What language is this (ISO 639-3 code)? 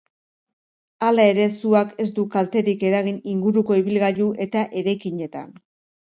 eus